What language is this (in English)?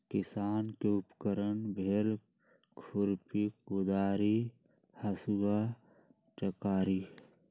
Magahi